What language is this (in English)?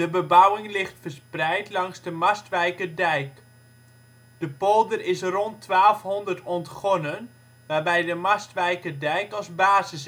Dutch